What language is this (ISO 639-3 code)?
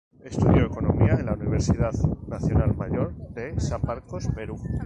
spa